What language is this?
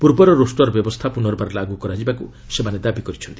Odia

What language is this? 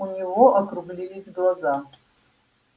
Russian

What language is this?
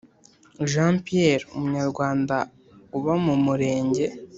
Kinyarwanda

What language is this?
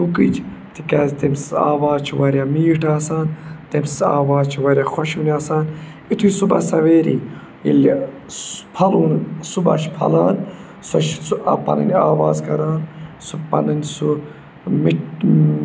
Kashmiri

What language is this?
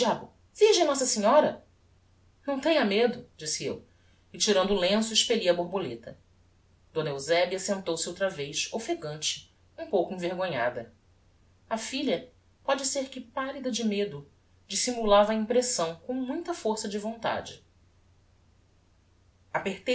Portuguese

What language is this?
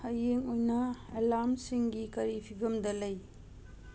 Manipuri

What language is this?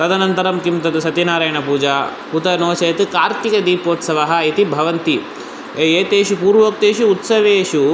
Sanskrit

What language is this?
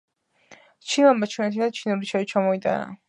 Georgian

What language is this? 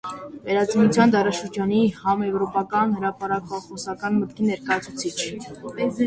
Armenian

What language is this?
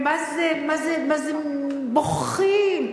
Hebrew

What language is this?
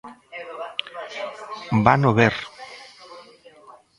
Galician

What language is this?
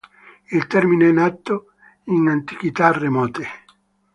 Italian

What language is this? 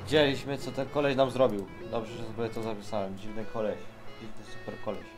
Polish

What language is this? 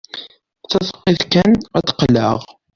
Kabyle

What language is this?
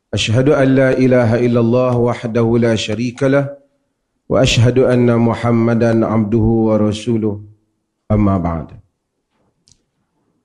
Malay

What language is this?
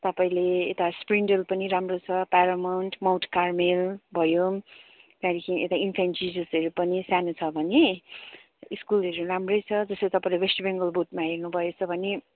Nepali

